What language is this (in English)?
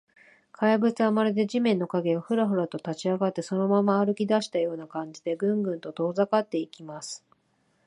Japanese